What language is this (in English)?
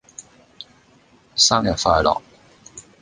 Cantonese